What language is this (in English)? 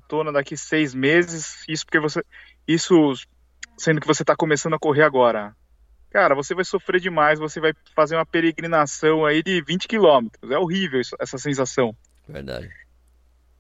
Portuguese